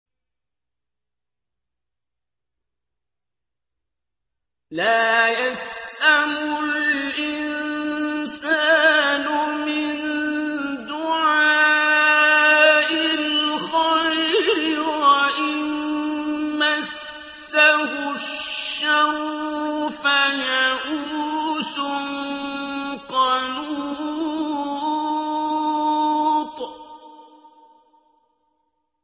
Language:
Arabic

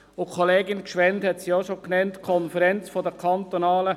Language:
Swiss German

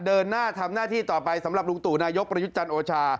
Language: Thai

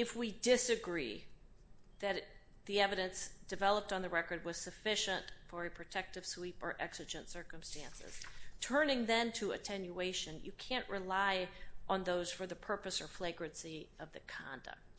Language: English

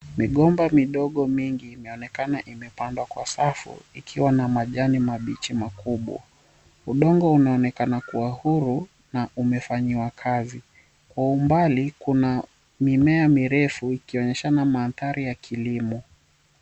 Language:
Swahili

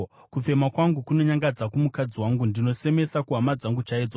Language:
Shona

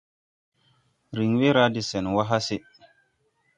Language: Tupuri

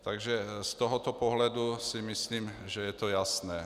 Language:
Czech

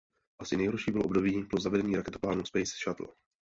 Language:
Czech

